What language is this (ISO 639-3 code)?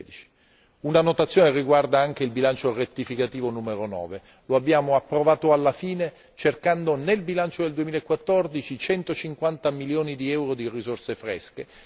ita